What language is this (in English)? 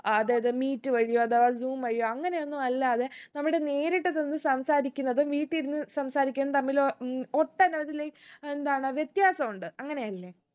Malayalam